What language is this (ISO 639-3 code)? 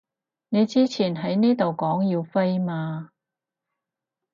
yue